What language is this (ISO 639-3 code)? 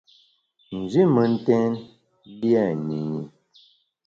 bax